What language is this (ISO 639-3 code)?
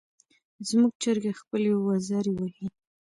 pus